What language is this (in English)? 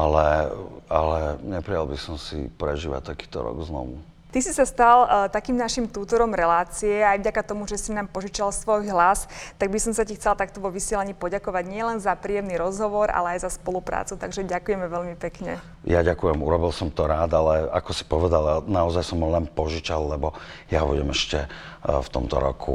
Slovak